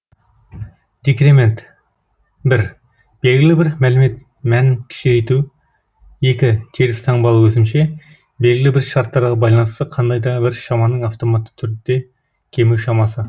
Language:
Kazakh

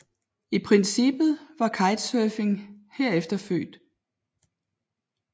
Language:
Danish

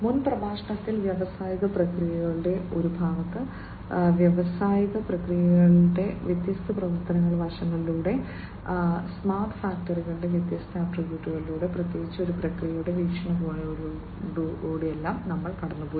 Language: Malayalam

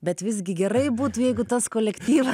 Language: Lithuanian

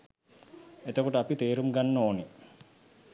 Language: Sinhala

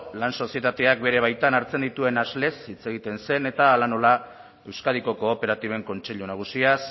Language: Basque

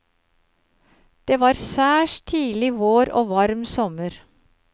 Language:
Norwegian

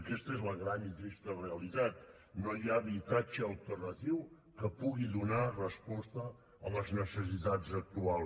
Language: Catalan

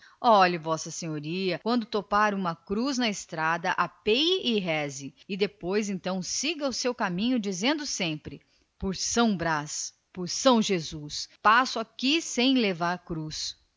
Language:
Portuguese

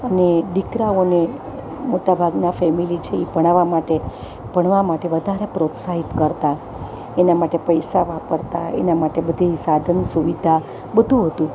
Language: Gujarati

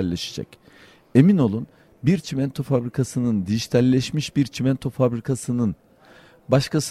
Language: Turkish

